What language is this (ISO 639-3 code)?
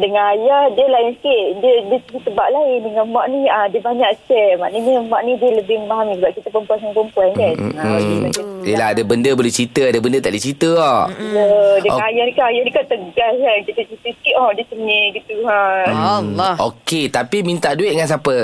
msa